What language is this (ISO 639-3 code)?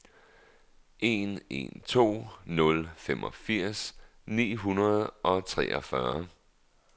dan